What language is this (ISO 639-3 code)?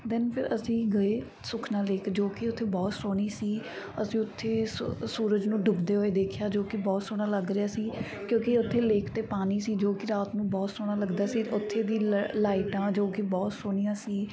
pan